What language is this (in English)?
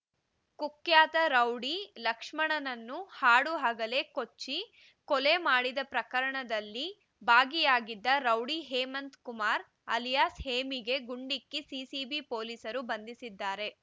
Kannada